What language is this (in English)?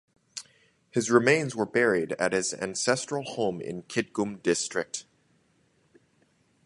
English